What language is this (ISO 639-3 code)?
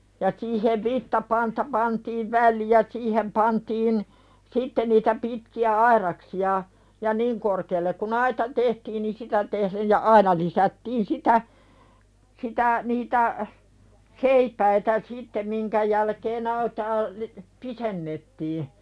fin